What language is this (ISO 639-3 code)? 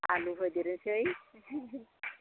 brx